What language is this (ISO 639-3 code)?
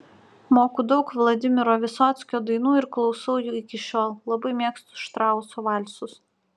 lit